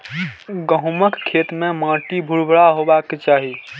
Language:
Maithili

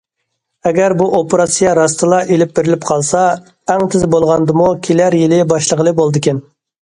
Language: Uyghur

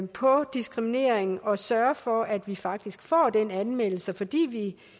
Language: Danish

